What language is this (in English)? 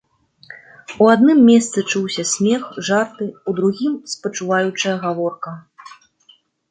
Belarusian